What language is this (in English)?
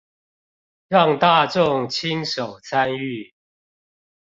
Chinese